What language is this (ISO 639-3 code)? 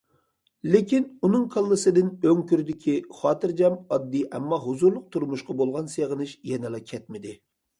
uig